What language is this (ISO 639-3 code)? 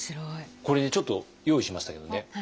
jpn